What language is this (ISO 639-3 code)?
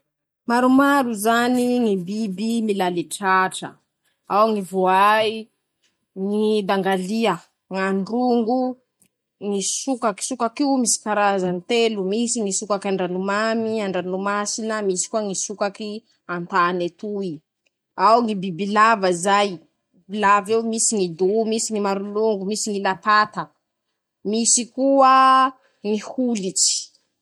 msh